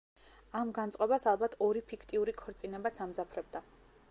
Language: Georgian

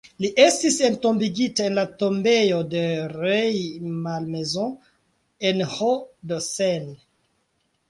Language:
Esperanto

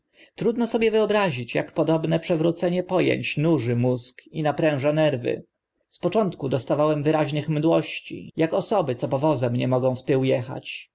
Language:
Polish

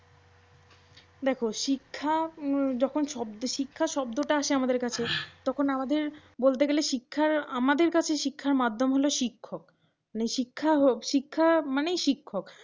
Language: Bangla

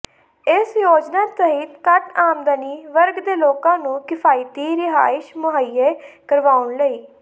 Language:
Punjabi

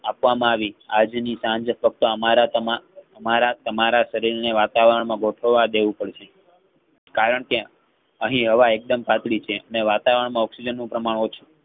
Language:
Gujarati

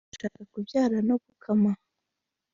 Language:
Kinyarwanda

